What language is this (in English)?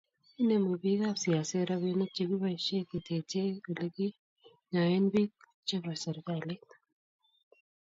Kalenjin